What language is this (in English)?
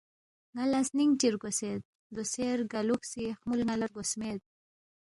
Balti